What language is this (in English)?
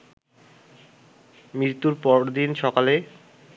Bangla